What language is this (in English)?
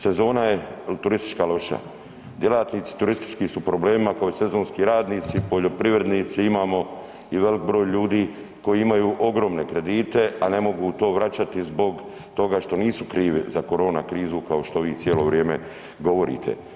Croatian